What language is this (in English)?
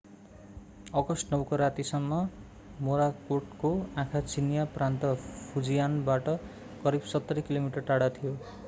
Nepali